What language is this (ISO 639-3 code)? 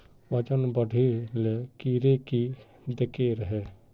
mag